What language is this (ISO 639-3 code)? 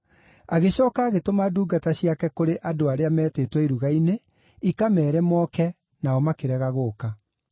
kik